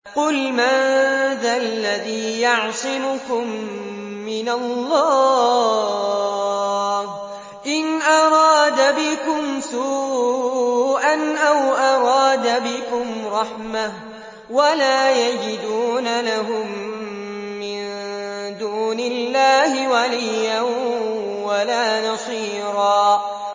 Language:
Arabic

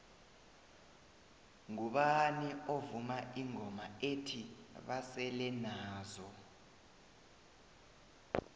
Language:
South Ndebele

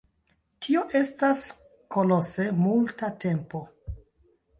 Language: Esperanto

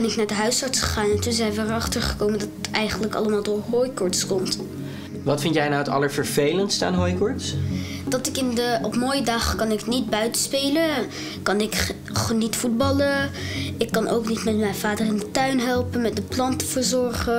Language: Dutch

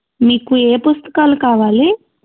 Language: Telugu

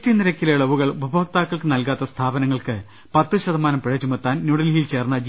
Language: Malayalam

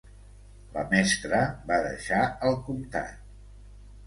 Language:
Catalan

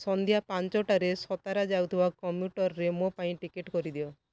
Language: Odia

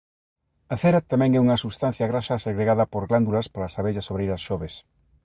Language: Galician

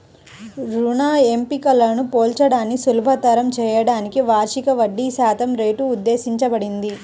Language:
Telugu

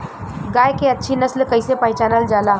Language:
Bhojpuri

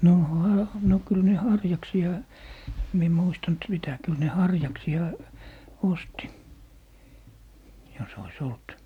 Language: Finnish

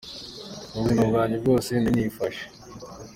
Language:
Kinyarwanda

